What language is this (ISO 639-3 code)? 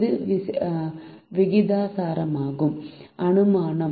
tam